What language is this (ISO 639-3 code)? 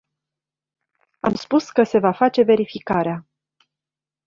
ron